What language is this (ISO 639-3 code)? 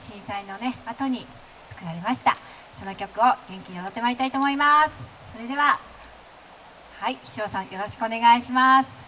jpn